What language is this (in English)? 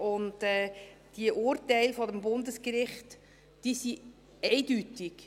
Swiss German